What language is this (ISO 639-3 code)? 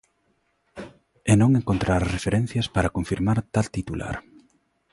glg